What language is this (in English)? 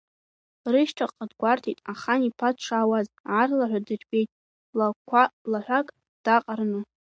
Abkhazian